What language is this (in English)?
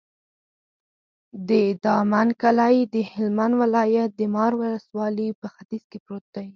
Pashto